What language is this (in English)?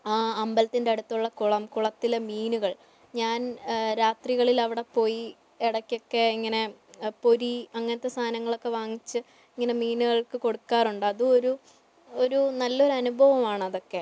Malayalam